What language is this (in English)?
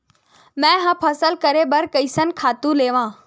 Chhattisgarhi